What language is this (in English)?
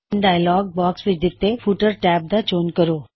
Punjabi